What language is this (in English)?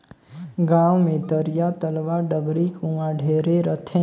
Chhattisgarhi